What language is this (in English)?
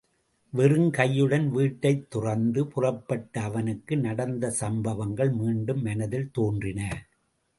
Tamil